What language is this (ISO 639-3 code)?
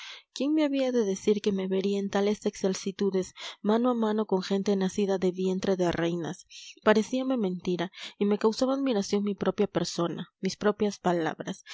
spa